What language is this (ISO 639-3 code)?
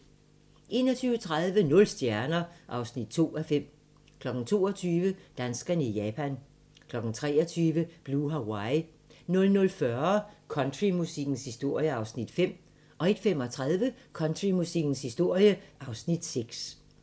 dan